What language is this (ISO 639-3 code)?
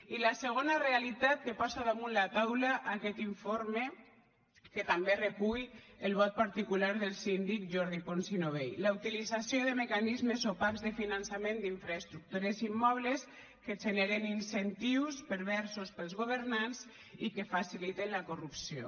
cat